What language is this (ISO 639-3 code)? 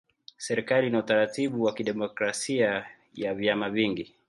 swa